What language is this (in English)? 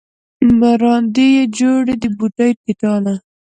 Pashto